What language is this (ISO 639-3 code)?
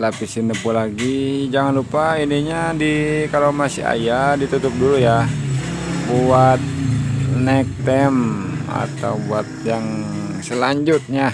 ind